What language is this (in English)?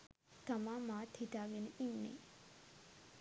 Sinhala